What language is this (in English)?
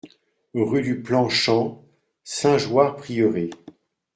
French